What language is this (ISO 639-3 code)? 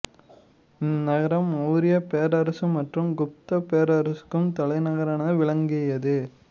tam